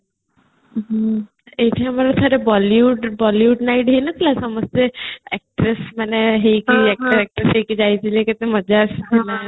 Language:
Odia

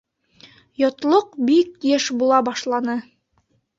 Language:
Bashkir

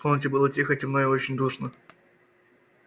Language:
Russian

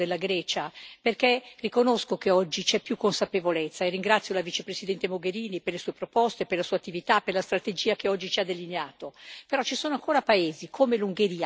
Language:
Italian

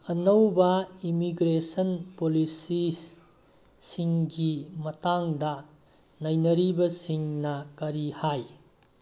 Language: Manipuri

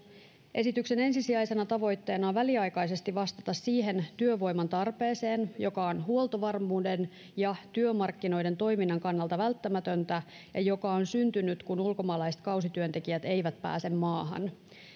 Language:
Finnish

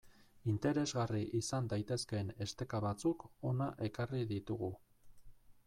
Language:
Basque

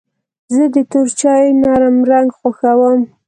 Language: Pashto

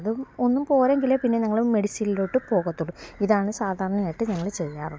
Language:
Malayalam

